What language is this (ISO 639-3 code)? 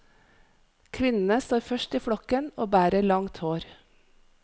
nor